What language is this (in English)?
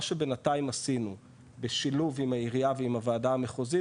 Hebrew